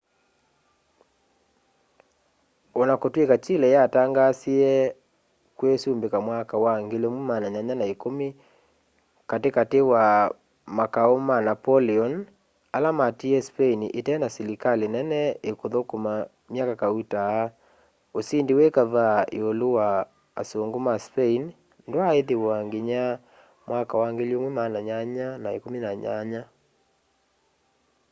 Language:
Kamba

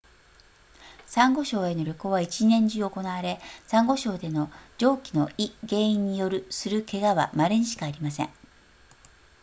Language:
Japanese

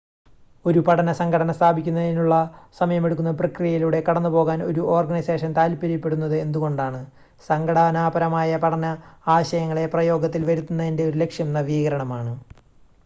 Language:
Malayalam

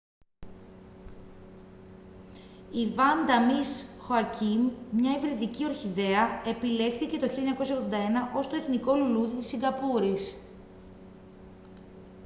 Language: Greek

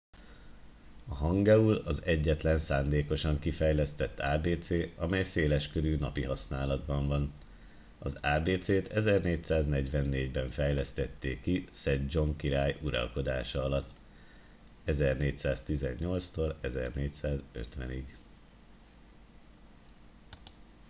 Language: Hungarian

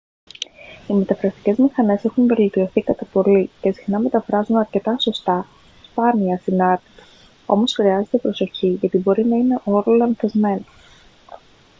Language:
Greek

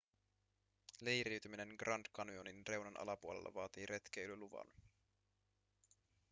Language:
Finnish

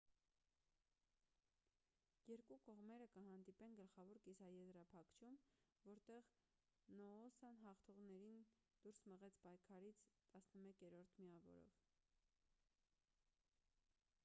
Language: Armenian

